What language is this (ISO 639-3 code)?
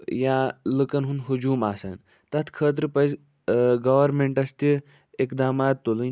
kas